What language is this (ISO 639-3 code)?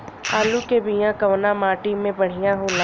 bho